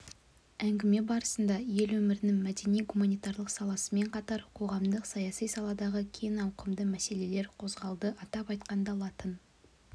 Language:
Kazakh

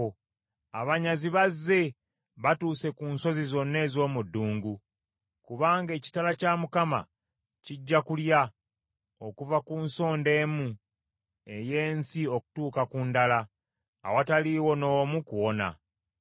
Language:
Ganda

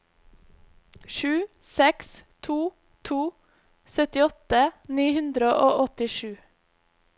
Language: Norwegian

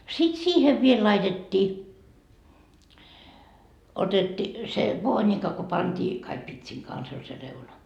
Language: Finnish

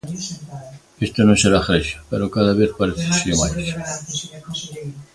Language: Galician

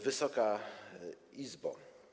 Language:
Polish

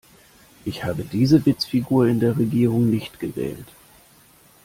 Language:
German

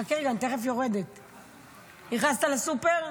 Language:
Hebrew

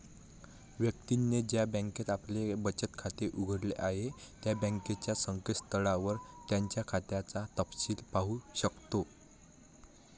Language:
Marathi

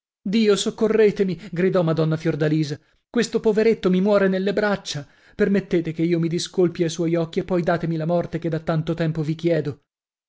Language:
Italian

